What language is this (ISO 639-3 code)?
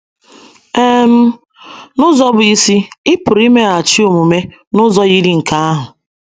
ibo